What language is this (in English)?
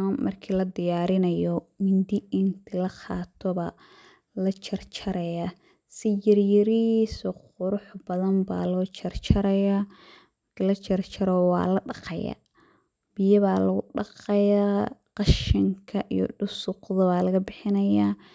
Somali